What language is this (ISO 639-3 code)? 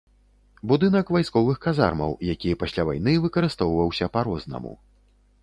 bel